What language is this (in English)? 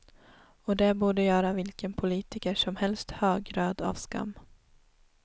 Swedish